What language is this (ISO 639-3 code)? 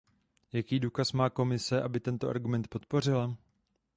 ces